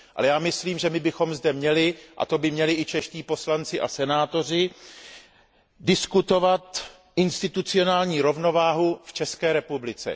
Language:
Czech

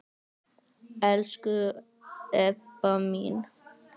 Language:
Icelandic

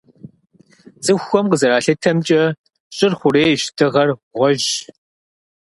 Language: Kabardian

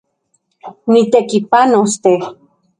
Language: Central Puebla Nahuatl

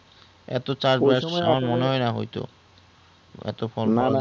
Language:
Bangla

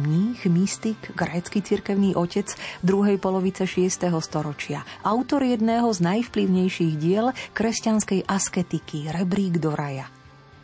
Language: Slovak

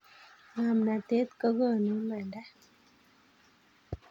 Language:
Kalenjin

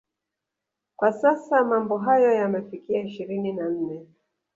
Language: Swahili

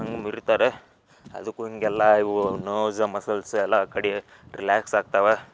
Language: Kannada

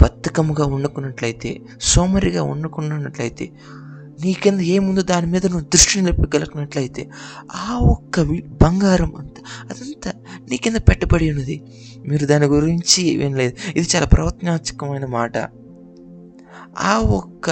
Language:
Telugu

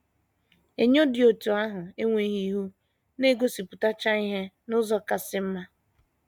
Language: Igbo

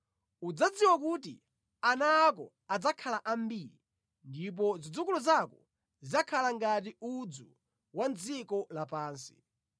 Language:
Nyanja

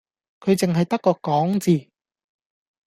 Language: Cantonese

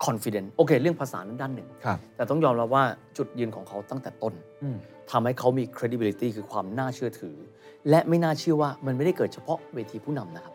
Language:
Thai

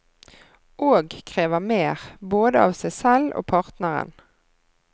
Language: Norwegian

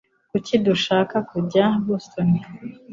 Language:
Kinyarwanda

